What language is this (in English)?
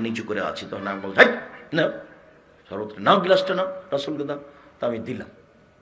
Bangla